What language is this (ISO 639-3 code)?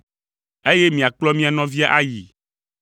ewe